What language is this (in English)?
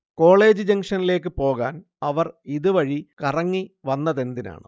Malayalam